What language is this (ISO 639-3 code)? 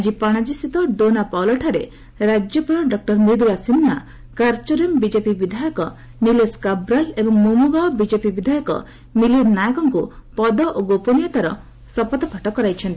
ori